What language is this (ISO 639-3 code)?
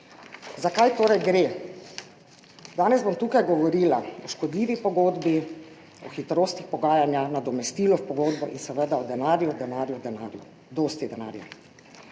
slv